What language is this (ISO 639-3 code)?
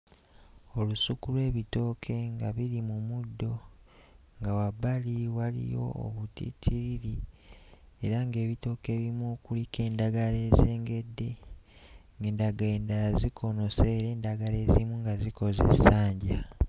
lug